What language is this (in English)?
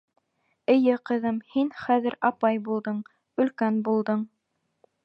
Bashkir